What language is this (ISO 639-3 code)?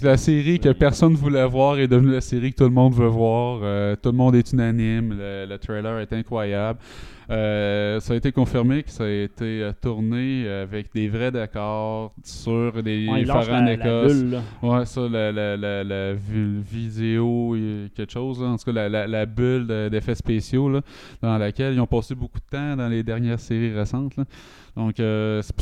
fra